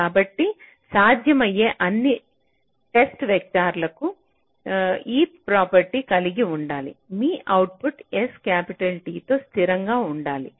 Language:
Telugu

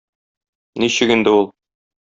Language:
Tatar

